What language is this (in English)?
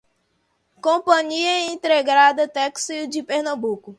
Portuguese